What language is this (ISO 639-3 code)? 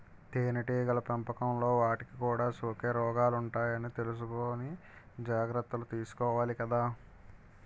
tel